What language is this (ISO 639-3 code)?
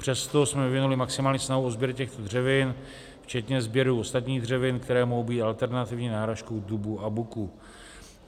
ces